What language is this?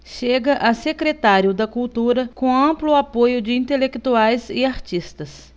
Portuguese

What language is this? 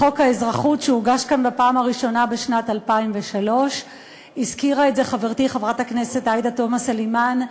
Hebrew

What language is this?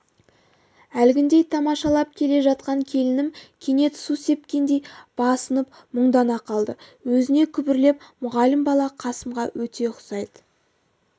Kazakh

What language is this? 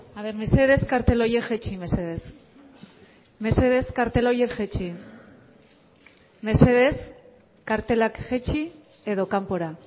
Basque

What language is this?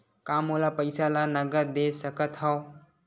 Chhattisgarhi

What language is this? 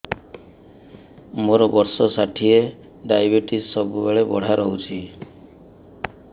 Odia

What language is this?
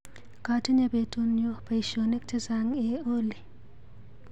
Kalenjin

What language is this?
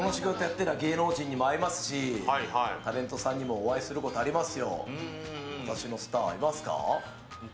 Japanese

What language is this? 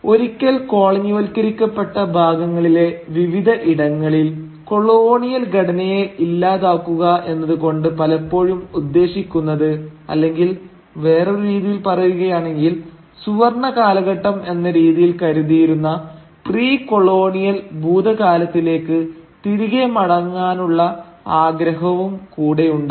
Malayalam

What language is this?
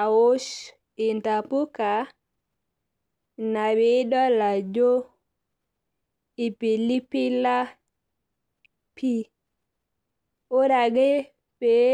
Masai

